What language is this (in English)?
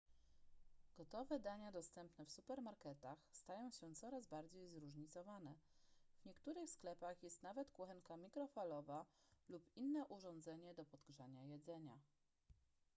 Polish